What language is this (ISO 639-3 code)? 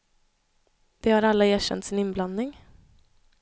swe